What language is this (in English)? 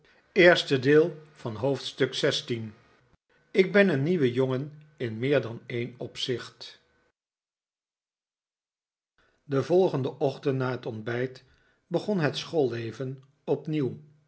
Dutch